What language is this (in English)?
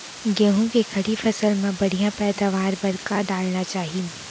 Chhattisgarhi